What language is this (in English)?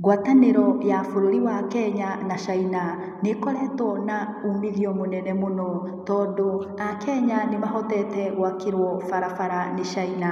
Kikuyu